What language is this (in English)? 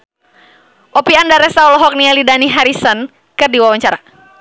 Sundanese